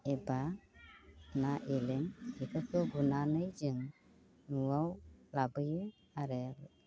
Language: Bodo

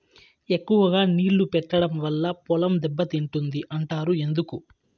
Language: Telugu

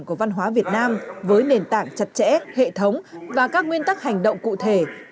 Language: Vietnamese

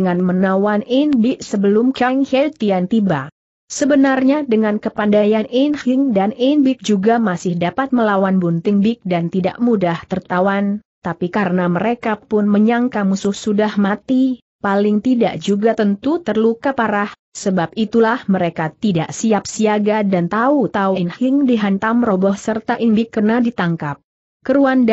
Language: Indonesian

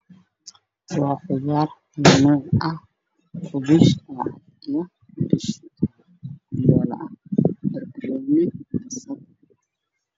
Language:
Somali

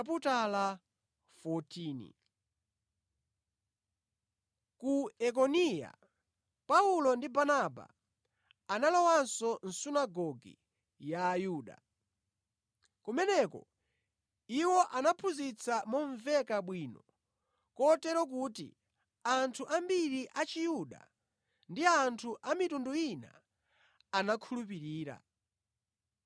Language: Nyanja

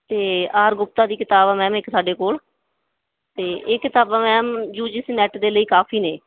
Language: Punjabi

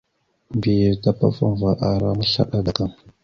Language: Mada (Cameroon)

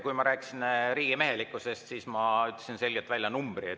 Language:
Estonian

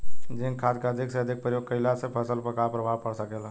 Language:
Bhojpuri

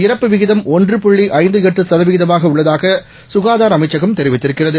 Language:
Tamil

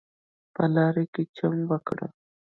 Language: Pashto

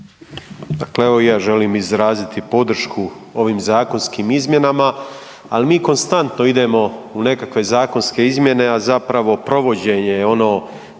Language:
Croatian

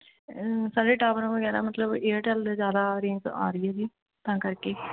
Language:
Punjabi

